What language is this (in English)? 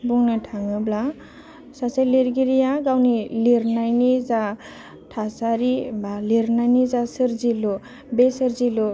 Bodo